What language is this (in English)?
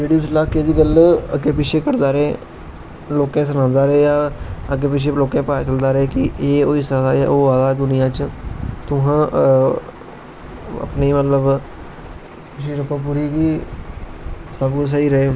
Dogri